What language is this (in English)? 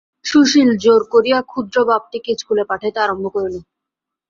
Bangla